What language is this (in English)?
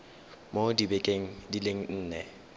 Tswana